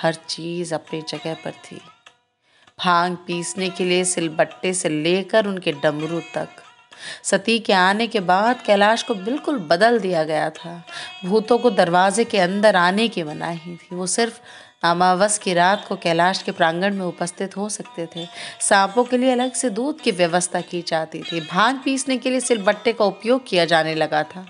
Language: Hindi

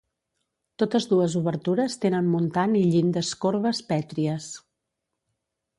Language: Catalan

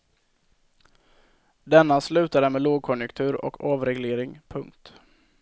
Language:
Swedish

